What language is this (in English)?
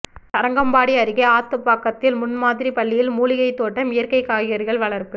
Tamil